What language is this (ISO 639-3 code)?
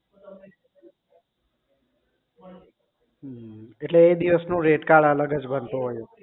guj